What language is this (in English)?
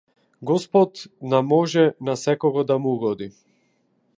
Macedonian